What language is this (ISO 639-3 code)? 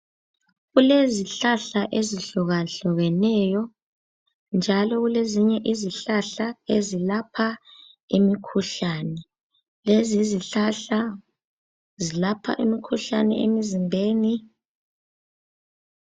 nde